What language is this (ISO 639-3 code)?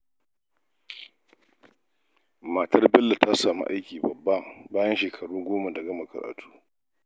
hau